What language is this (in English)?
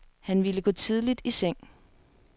Danish